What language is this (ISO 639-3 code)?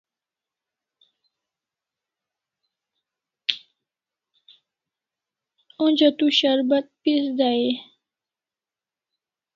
kls